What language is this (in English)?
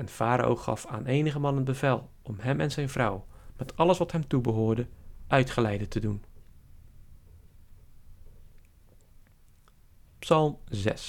Dutch